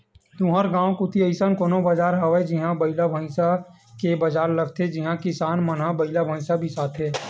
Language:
Chhattisgarhi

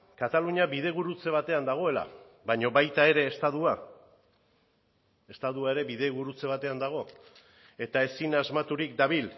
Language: Basque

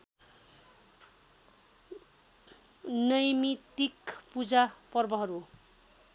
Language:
Nepali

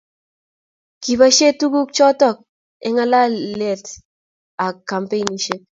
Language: Kalenjin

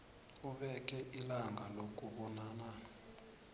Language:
South Ndebele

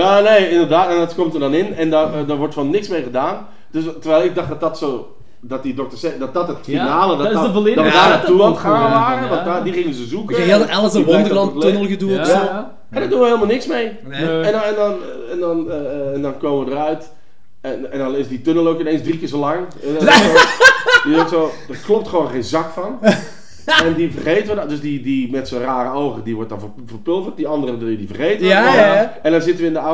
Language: Dutch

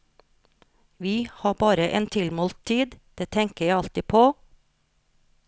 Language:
Norwegian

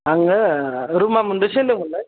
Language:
Bodo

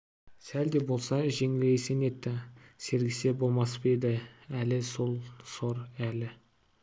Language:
Kazakh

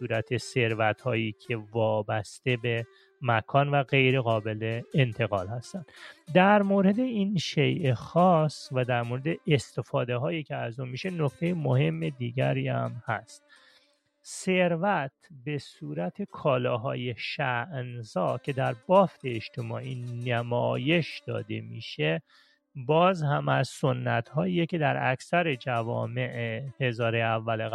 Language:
Persian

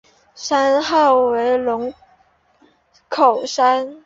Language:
Chinese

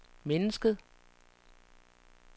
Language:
Danish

